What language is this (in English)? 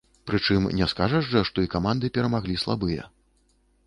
Belarusian